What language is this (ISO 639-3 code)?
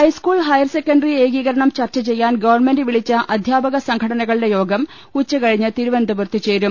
mal